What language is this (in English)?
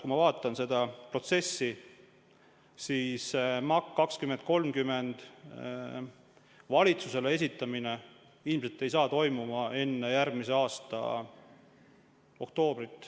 Estonian